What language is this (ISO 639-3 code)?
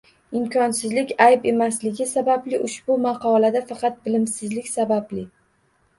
uzb